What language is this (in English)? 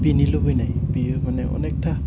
Bodo